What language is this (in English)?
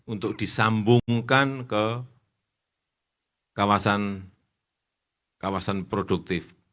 Indonesian